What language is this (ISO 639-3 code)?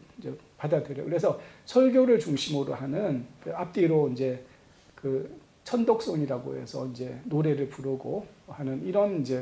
kor